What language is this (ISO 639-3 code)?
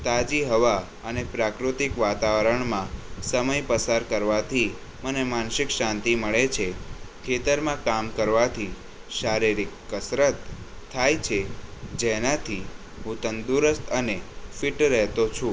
guj